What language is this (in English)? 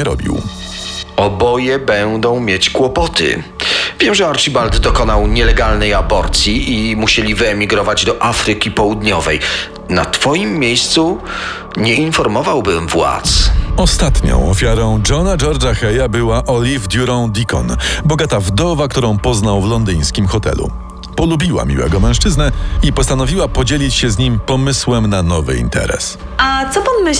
Polish